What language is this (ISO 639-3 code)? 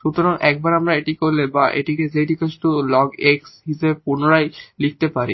ben